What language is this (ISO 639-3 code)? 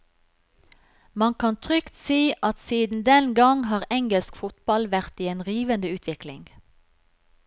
nor